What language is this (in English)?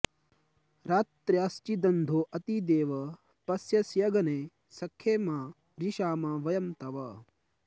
Sanskrit